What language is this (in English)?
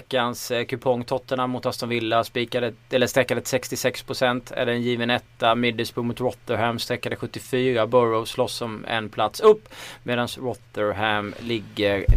Swedish